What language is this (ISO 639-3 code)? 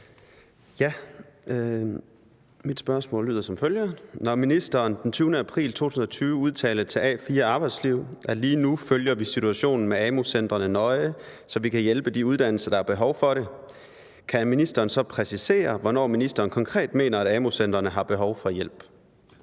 dan